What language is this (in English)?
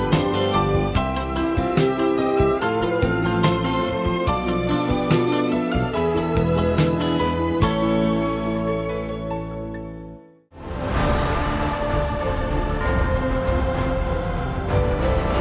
Vietnamese